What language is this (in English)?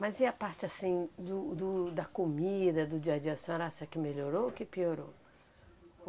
Portuguese